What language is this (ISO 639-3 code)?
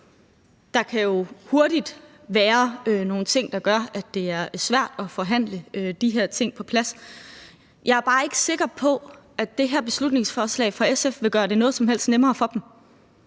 dan